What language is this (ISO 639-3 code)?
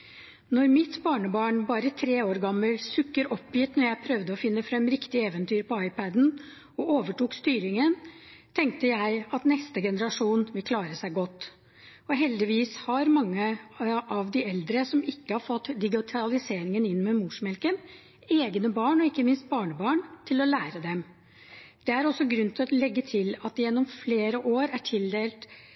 nob